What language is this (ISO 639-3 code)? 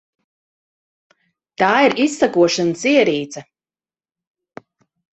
lav